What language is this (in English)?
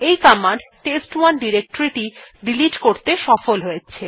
Bangla